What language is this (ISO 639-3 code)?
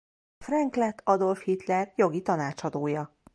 hun